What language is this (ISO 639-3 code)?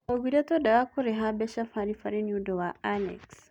kik